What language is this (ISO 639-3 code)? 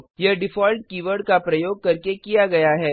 hin